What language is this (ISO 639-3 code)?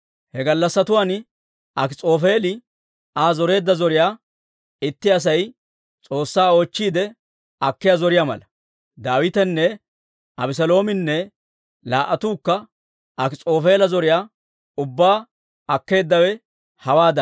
dwr